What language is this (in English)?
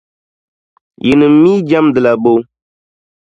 Dagbani